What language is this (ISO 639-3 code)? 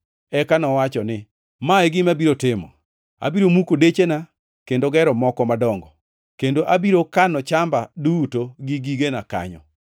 luo